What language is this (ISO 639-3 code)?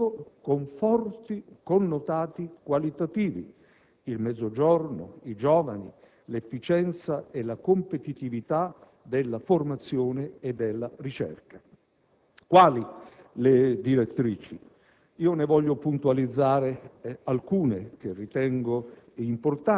ita